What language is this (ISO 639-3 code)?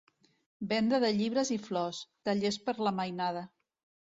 cat